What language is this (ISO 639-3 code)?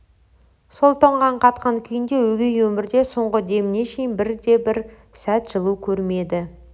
kaz